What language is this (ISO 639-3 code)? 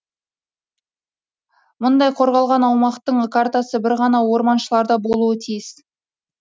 kaz